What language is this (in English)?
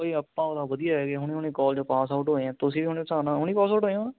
Punjabi